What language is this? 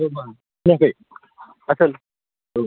Bodo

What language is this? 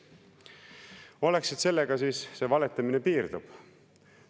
Estonian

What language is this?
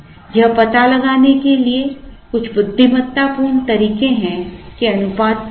Hindi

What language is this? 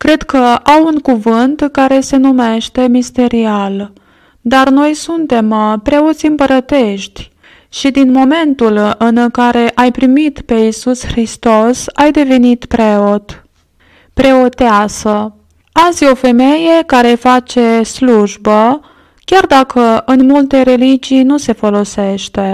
Romanian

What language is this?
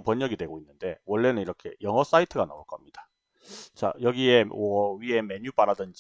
Korean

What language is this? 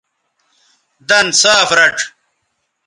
Bateri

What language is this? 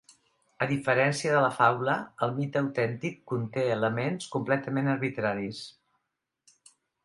Catalan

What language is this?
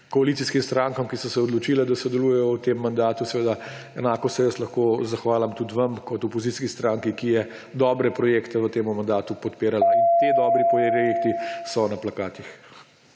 Slovenian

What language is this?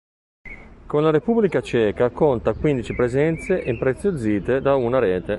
Italian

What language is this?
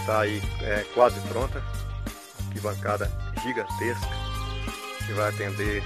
Portuguese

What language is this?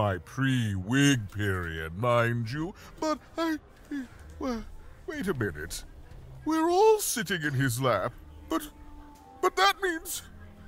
German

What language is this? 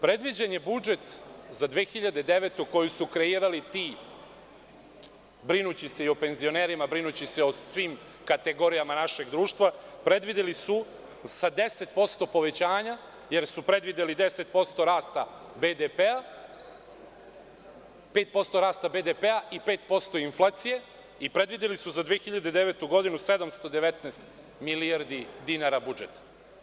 Serbian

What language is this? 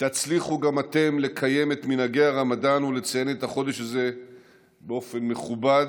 Hebrew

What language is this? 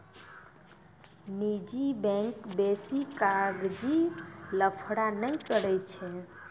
Maithili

